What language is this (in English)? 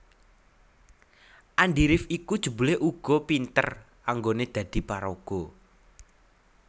Javanese